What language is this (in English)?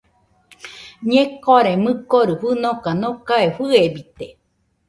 Nüpode Huitoto